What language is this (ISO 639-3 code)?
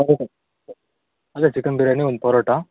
kan